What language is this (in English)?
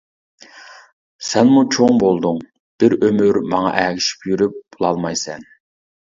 Uyghur